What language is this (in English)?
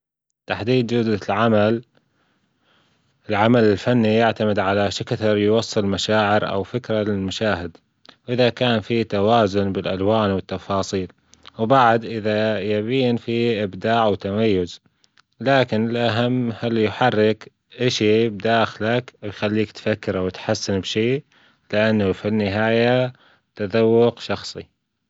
Gulf Arabic